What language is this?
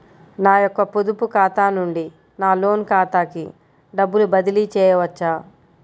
Telugu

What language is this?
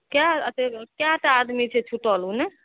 Maithili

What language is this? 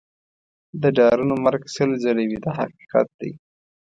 Pashto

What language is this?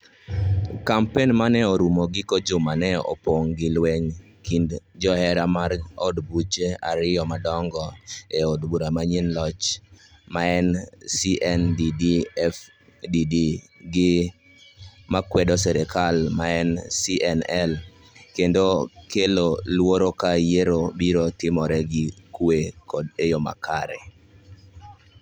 Luo (Kenya and Tanzania)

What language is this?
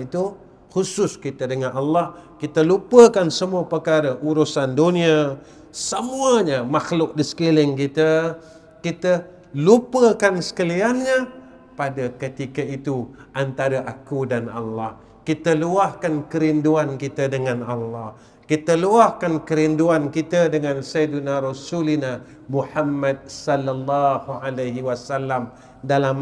Malay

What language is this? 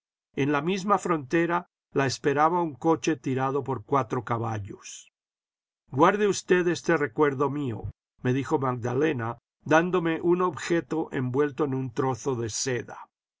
Spanish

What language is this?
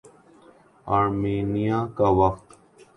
Urdu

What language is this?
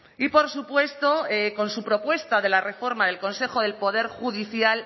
Spanish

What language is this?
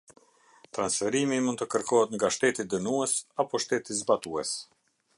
Albanian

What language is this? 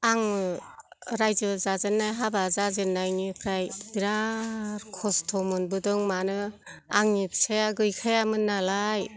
Bodo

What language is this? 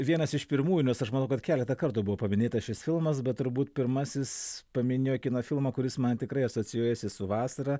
Lithuanian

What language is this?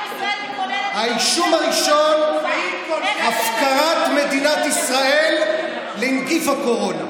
Hebrew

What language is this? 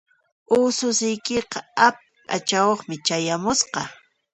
Puno Quechua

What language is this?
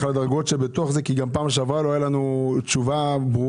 Hebrew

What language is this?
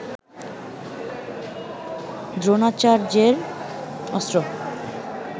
Bangla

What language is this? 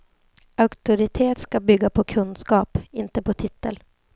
Swedish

